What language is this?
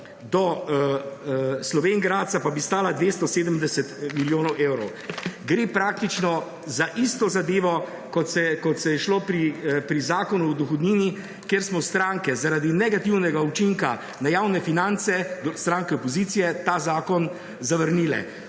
Slovenian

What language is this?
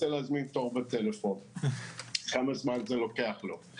Hebrew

